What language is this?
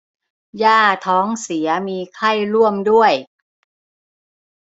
Thai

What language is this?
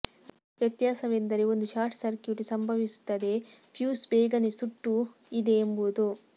Kannada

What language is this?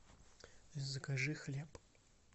Russian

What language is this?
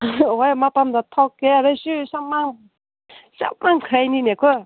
Manipuri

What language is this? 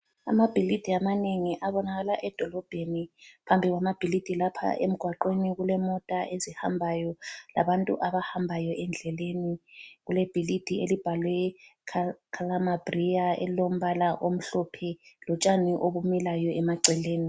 North Ndebele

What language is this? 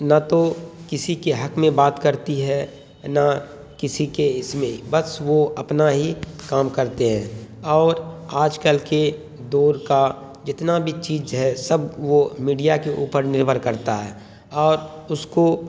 Urdu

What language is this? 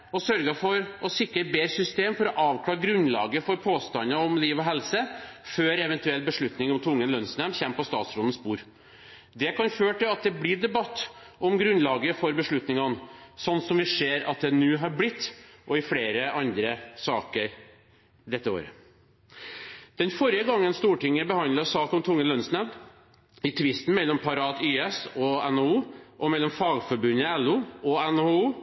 Norwegian Bokmål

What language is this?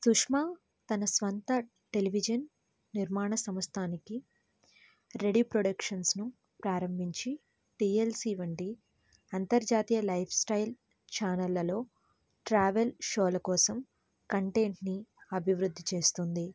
Telugu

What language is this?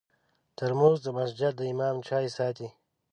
Pashto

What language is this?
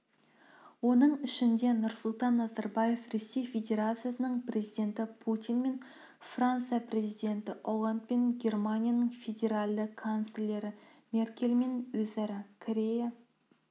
Kazakh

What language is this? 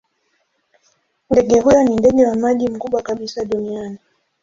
Swahili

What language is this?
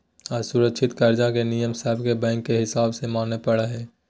Magahi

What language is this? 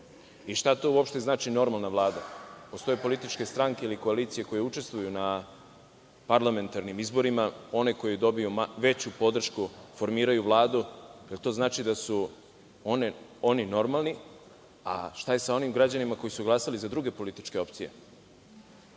Serbian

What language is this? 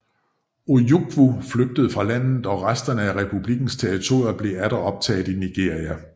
Danish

